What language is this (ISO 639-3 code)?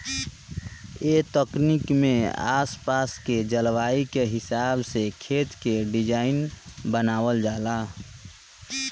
bho